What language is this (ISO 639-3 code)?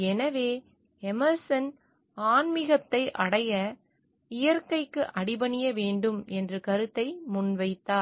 tam